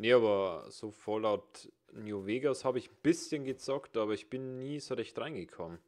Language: German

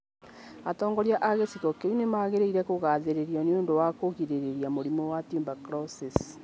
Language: Kikuyu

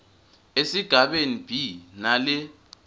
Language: Swati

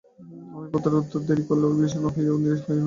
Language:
Bangla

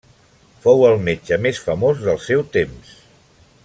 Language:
Catalan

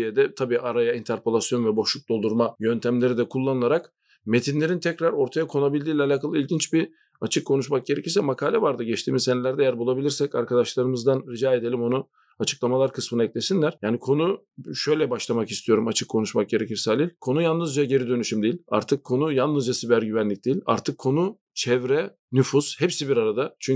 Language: Turkish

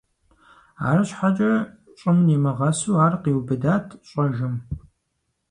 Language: Kabardian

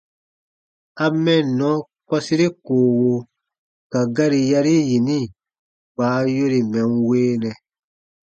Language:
Baatonum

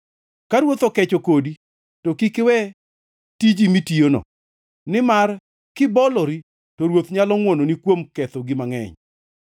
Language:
Luo (Kenya and Tanzania)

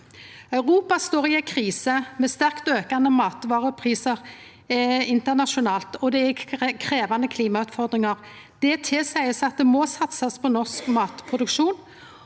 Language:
Norwegian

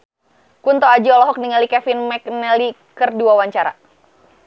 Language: Sundanese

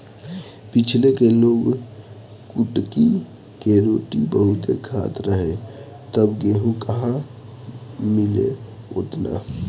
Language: Bhojpuri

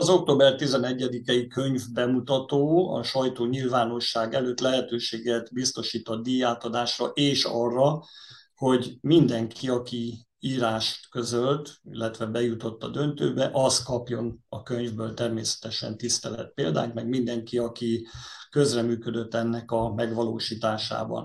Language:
Hungarian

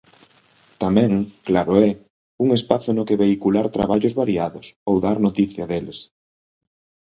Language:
Galician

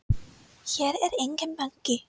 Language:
Icelandic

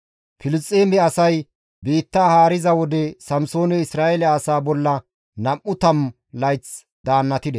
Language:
Gamo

